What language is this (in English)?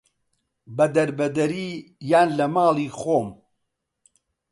Central Kurdish